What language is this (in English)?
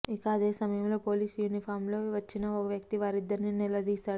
Telugu